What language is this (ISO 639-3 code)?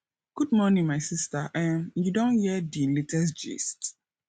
pcm